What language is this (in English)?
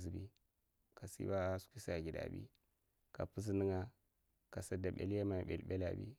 Mafa